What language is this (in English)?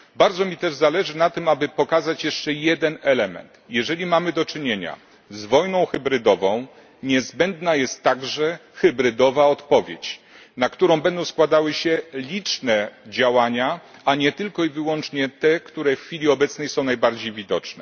Polish